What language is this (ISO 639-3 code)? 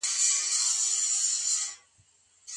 pus